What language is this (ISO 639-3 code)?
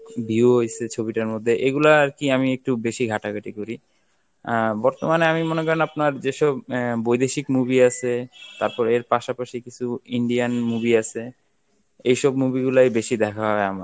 ben